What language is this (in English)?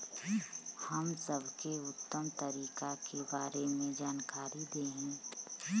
Bhojpuri